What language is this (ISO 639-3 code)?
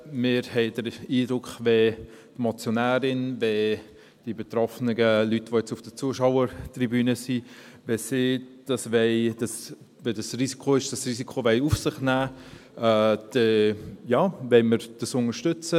gsw